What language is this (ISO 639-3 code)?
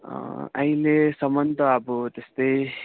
nep